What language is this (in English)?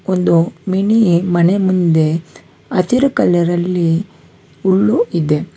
Kannada